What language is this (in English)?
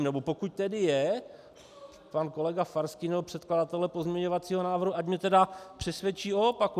Czech